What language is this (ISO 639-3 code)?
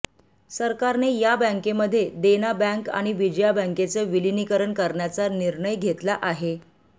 mar